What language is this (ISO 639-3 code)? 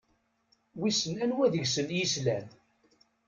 kab